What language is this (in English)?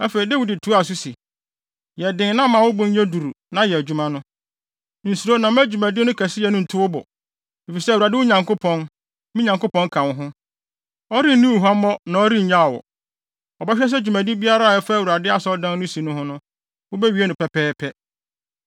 Akan